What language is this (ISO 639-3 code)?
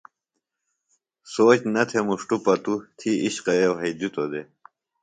phl